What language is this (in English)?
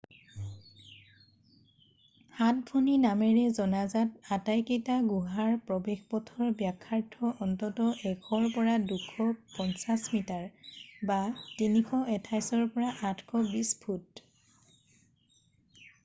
Assamese